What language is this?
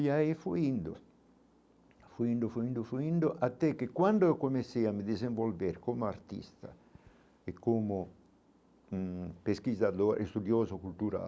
Portuguese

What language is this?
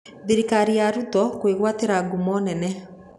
Kikuyu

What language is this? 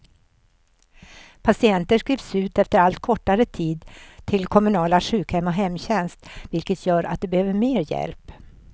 Swedish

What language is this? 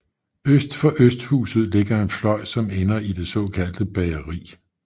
Danish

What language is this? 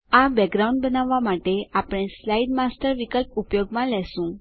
Gujarati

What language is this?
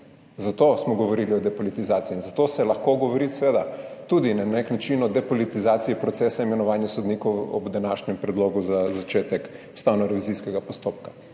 Slovenian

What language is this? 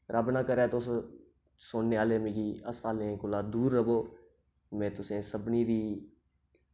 Dogri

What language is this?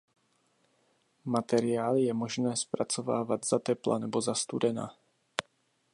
Czech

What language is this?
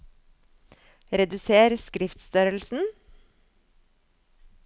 Norwegian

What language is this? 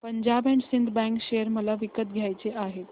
Marathi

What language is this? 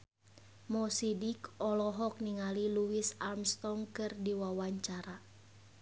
Sundanese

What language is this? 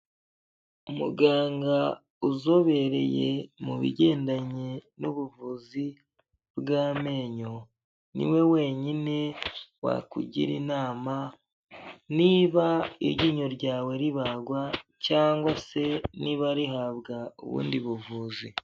Kinyarwanda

